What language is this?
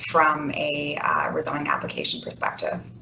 English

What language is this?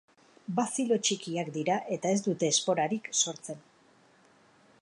Basque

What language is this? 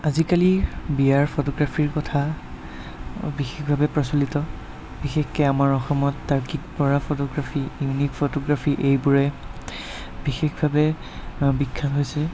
Assamese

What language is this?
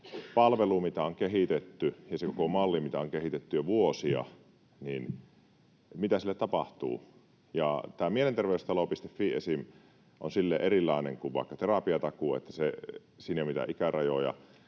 Finnish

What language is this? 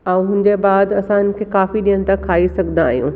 Sindhi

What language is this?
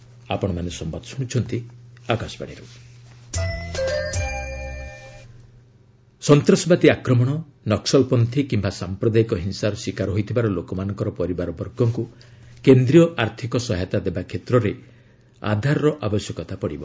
Odia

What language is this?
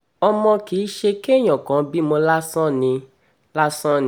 Yoruba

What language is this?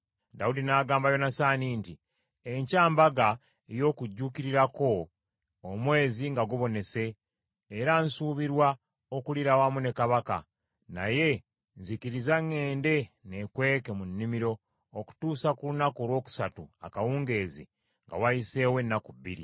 Ganda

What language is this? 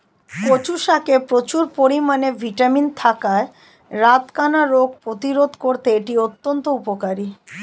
Bangla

